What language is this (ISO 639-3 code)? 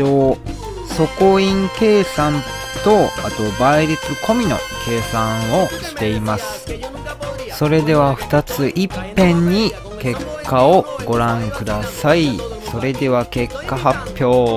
jpn